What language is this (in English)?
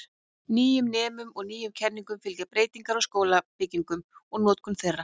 Icelandic